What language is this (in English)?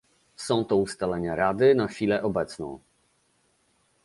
Polish